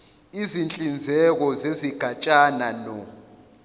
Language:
Zulu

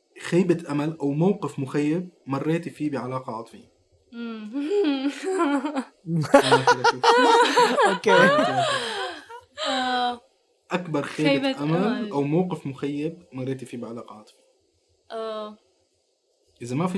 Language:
Arabic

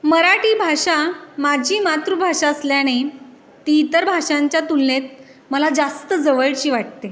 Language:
Marathi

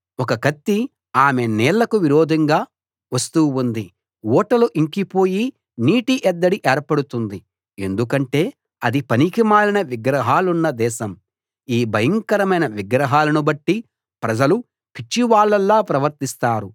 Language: Telugu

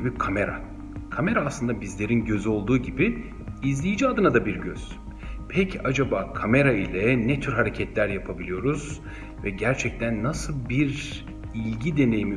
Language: Turkish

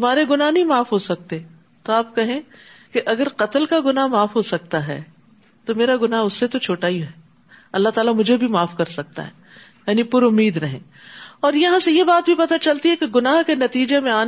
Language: Urdu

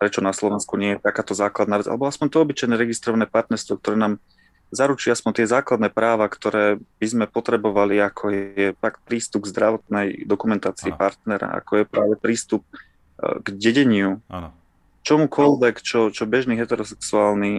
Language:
Slovak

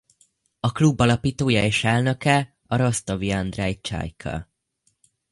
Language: Hungarian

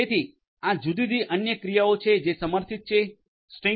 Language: Gujarati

